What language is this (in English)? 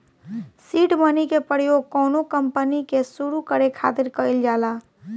Bhojpuri